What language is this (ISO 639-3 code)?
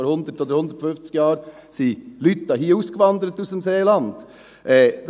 gsw